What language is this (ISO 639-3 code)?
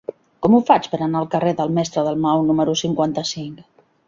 cat